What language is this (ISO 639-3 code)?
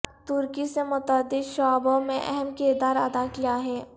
urd